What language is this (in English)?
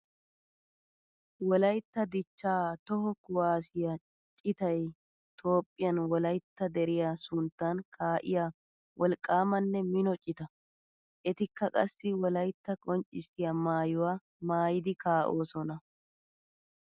Wolaytta